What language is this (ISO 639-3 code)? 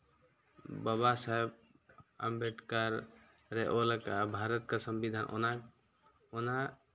sat